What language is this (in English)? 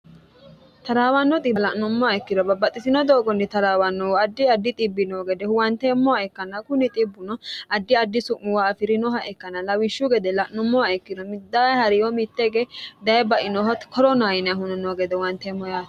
Sidamo